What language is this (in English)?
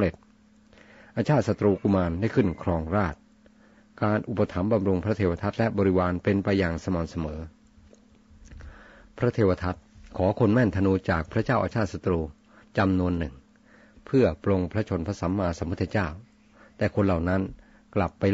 Thai